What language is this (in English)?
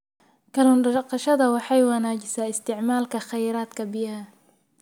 Somali